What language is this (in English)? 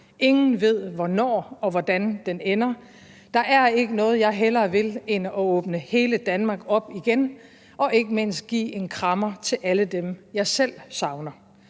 Danish